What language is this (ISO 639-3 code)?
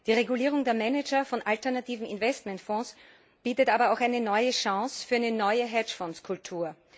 deu